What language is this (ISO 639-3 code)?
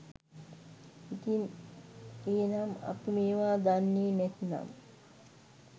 sin